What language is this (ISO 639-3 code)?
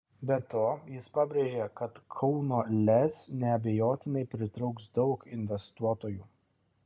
lit